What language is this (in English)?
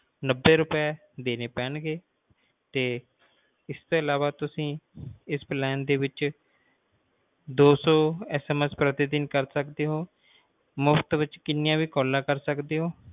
Punjabi